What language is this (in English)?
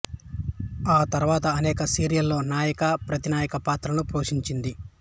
Telugu